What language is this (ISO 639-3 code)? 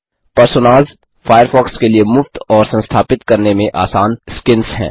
hin